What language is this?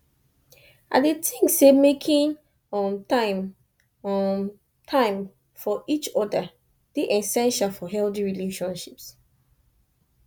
Nigerian Pidgin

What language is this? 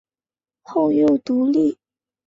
Chinese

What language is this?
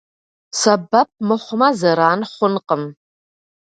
Kabardian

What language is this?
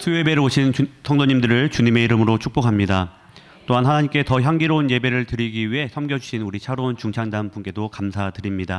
Korean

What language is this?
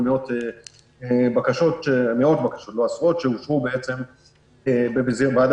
Hebrew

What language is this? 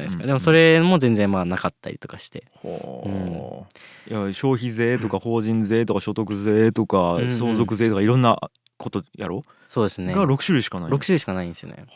Japanese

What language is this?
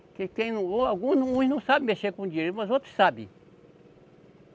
Portuguese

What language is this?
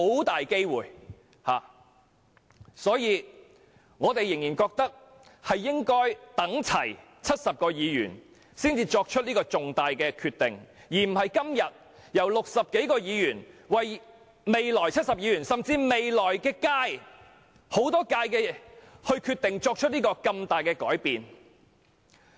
Cantonese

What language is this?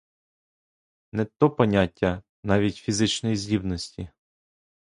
Ukrainian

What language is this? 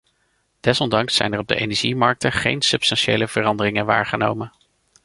Dutch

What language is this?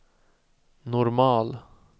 Swedish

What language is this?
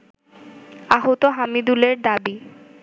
Bangla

